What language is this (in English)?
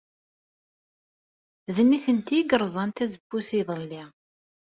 Kabyle